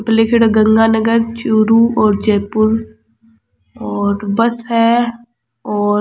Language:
Rajasthani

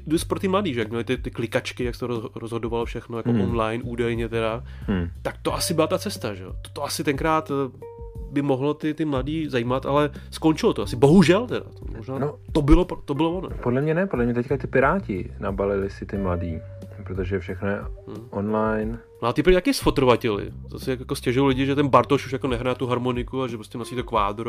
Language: Czech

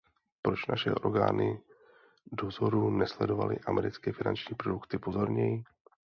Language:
Czech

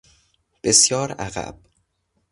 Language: Persian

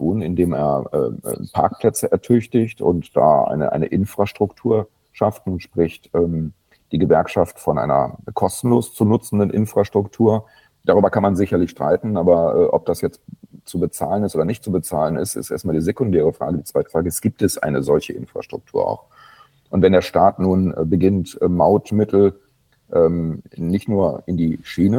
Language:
German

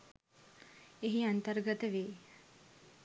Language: Sinhala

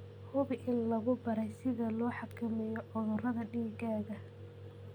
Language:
Somali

